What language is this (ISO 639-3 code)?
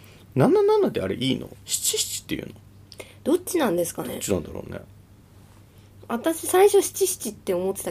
jpn